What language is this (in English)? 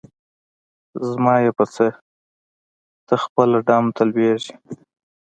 Pashto